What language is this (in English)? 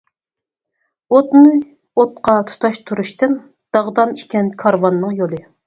Uyghur